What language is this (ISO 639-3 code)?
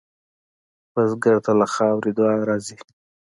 pus